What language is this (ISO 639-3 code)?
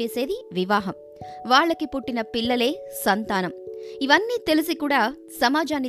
tel